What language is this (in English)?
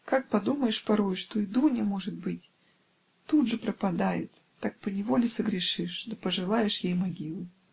Russian